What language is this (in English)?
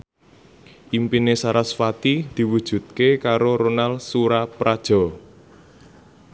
Javanese